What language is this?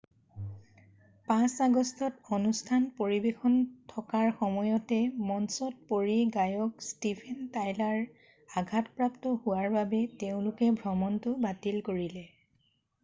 Assamese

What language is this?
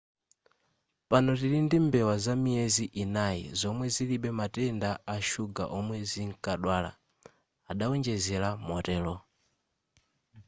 Nyanja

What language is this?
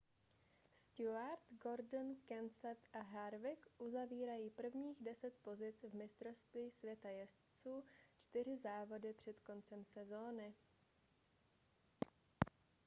Czech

